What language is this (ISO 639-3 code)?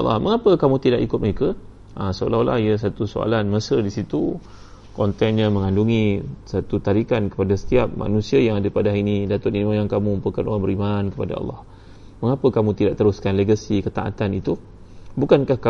msa